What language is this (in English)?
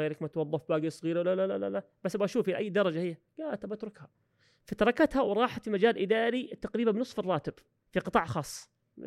Arabic